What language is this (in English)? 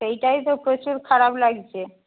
Bangla